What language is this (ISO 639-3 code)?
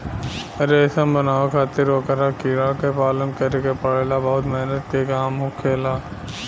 bho